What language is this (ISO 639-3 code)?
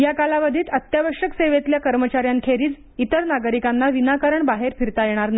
mar